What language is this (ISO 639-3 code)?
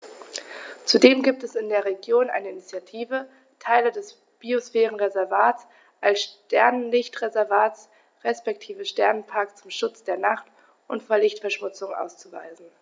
deu